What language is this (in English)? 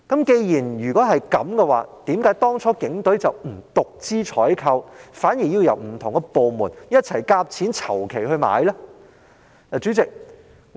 Cantonese